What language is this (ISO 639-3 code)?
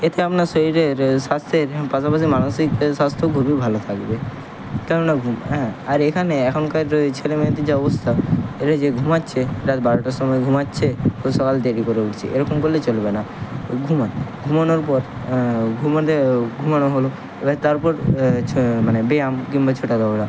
ben